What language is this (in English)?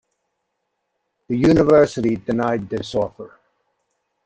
English